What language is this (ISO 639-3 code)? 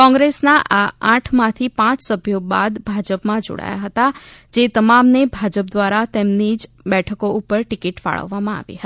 guj